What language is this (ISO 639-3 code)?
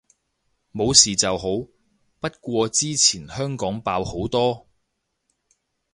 yue